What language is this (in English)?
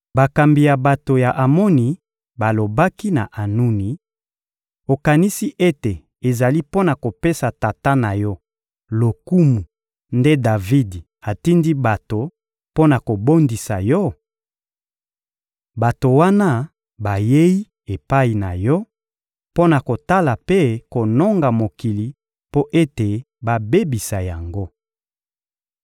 Lingala